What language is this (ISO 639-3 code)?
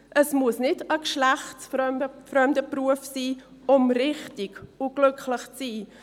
gsw